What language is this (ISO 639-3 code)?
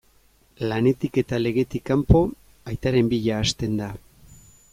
eus